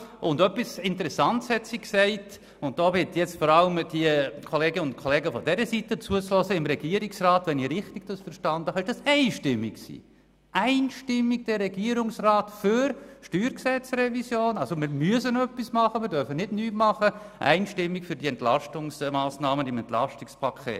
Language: Swiss German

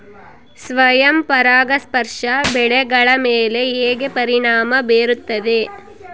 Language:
Kannada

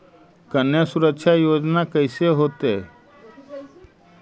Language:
Magahi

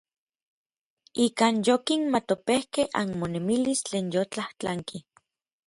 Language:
Orizaba Nahuatl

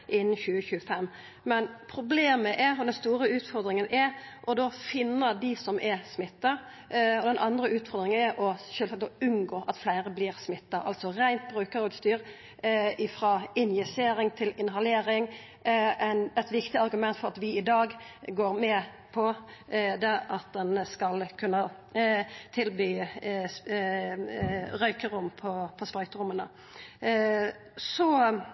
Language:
Norwegian Nynorsk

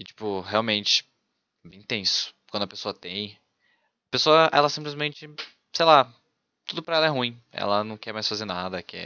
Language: Portuguese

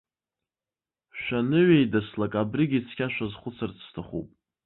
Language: Abkhazian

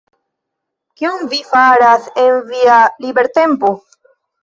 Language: Esperanto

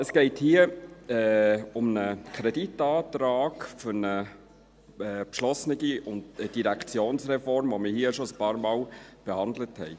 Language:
Swiss German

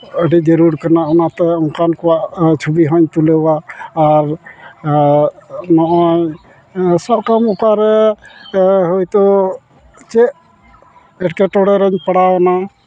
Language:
Santali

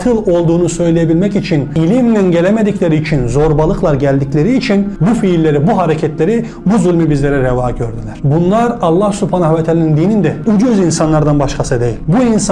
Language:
Turkish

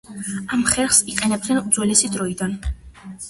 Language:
Georgian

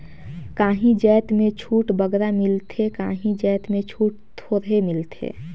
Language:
Chhattisgarhi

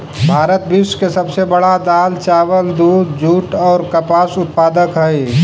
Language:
Magahi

